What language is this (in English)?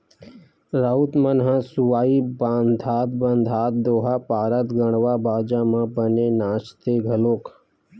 Chhattisgarhi